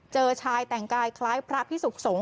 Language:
Thai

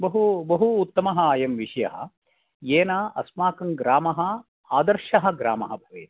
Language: Sanskrit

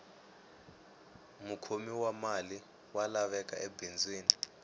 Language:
Tsonga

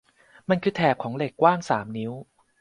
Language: Thai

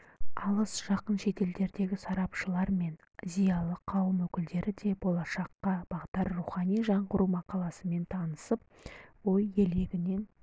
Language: Kazakh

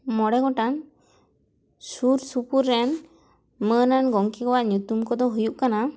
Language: Santali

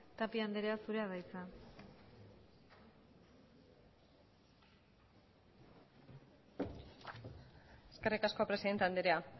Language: Basque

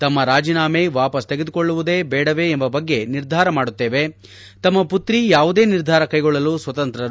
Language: Kannada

